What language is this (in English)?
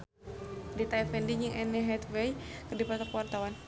Sundanese